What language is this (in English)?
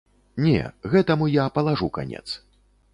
Belarusian